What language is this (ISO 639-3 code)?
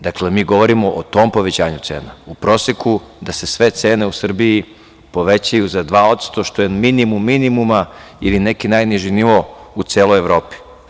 srp